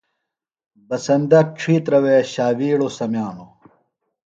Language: Phalura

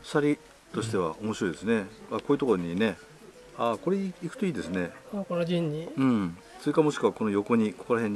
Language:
Japanese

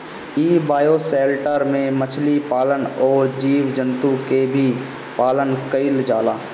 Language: Bhojpuri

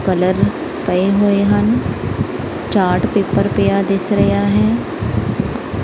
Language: Punjabi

